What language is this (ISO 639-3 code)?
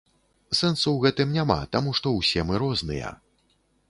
bel